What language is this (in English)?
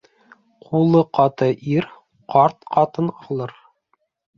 Bashkir